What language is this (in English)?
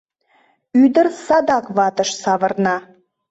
Mari